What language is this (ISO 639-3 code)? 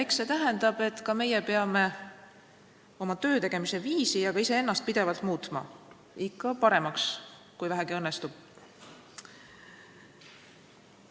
est